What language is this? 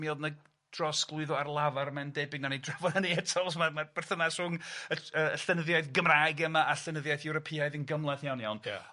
Welsh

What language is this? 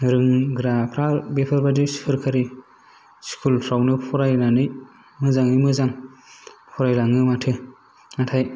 Bodo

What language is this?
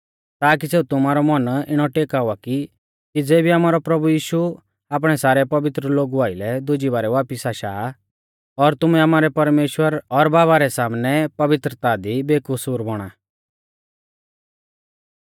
Mahasu Pahari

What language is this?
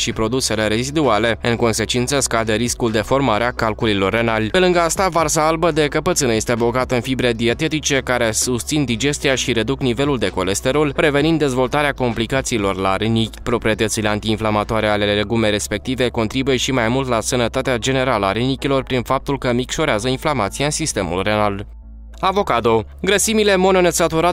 Romanian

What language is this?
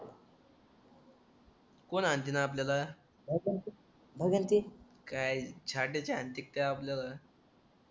Marathi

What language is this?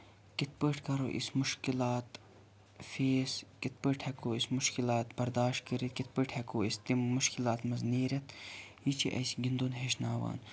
Kashmiri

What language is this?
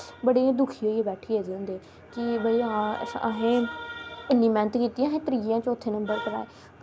Dogri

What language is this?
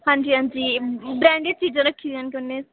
Dogri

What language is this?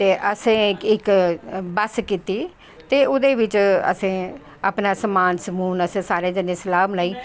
Dogri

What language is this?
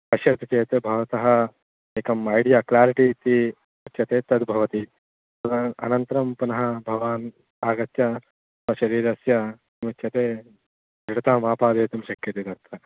Sanskrit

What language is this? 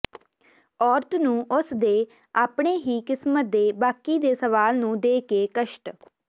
Punjabi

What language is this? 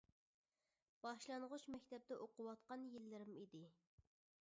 Uyghur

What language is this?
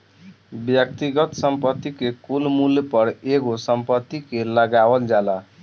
Bhojpuri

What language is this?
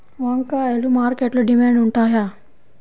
Telugu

